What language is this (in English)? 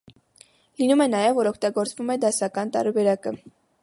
Armenian